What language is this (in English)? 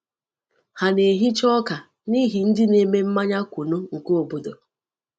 Igbo